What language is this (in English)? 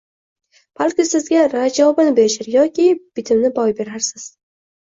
Uzbek